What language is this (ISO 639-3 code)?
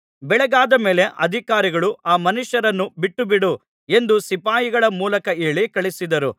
kan